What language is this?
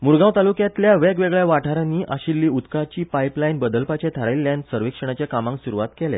Konkani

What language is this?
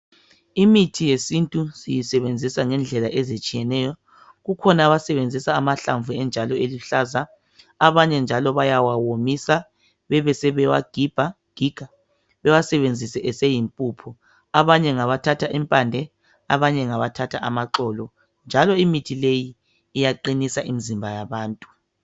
North Ndebele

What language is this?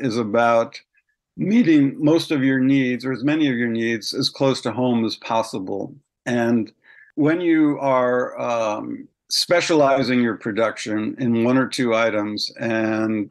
English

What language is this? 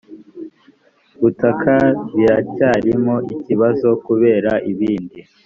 Kinyarwanda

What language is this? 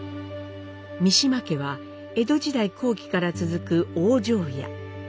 Japanese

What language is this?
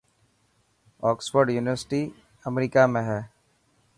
Dhatki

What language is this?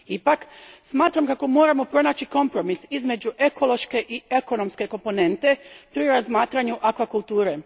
Croatian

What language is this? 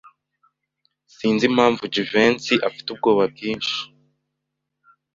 Kinyarwanda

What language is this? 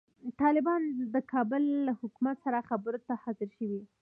Pashto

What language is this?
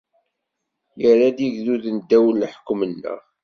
Kabyle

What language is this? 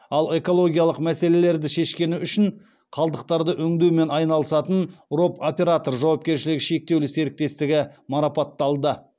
Kazakh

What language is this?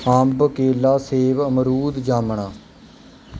Punjabi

